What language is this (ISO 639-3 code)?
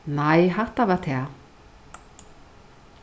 fao